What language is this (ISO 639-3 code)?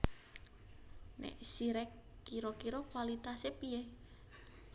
jav